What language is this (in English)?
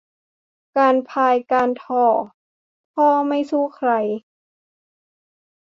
Thai